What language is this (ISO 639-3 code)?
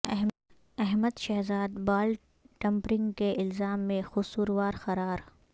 urd